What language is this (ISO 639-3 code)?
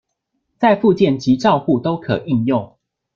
zho